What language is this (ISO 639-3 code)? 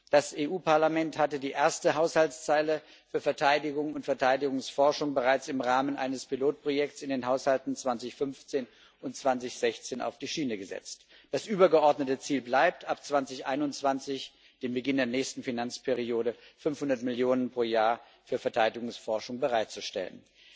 deu